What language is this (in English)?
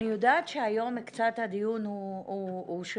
Hebrew